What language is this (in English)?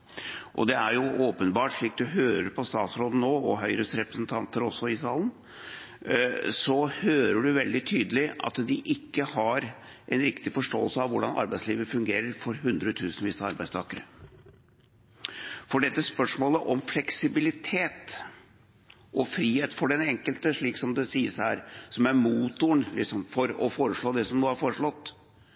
Norwegian Bokmål